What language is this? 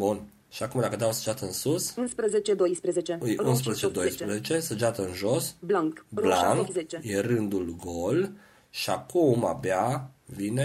Romanian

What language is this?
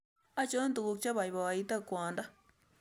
Kalenjin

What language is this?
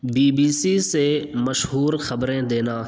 Urdu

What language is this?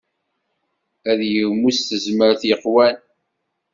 Kabyle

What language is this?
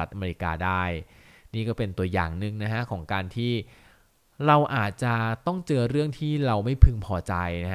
Thai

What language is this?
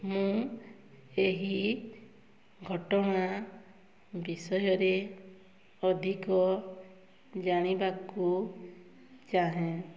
Odia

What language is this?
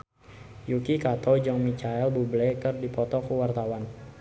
Sundanese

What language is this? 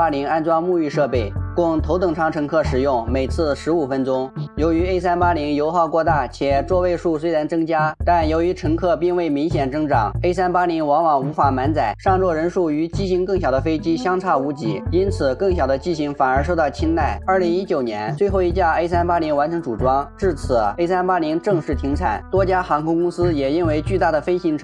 Chinese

